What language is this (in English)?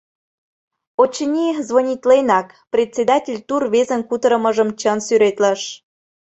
Mari